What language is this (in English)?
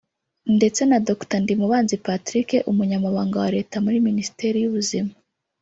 Kinyarwanda